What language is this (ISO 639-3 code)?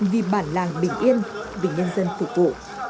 vie